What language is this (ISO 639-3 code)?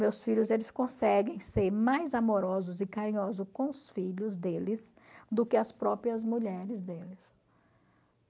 por